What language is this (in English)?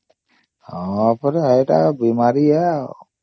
Odia